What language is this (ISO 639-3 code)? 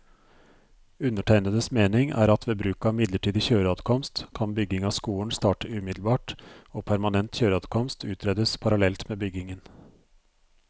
nor